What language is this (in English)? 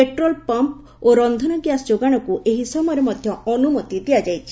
Odia